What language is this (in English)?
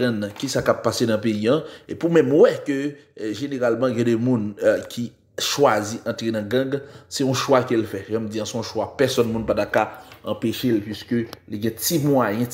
French